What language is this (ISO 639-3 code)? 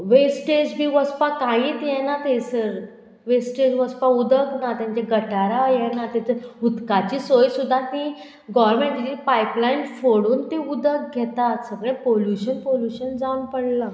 kok